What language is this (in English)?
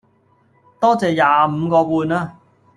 Cantonese